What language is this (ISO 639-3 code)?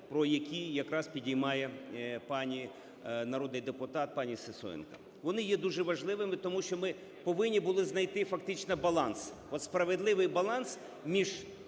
ukr